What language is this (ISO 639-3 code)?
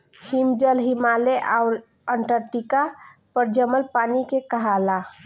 bho